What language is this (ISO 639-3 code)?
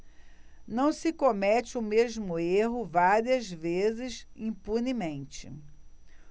por